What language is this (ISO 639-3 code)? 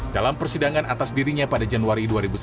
ind